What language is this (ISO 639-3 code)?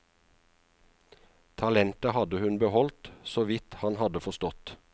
nor